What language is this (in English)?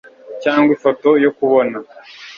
Kinyarwanda